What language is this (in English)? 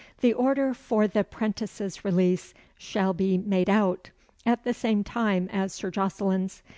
English